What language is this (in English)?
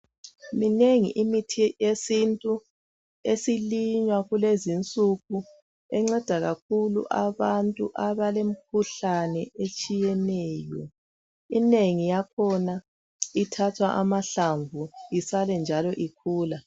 North Ndebele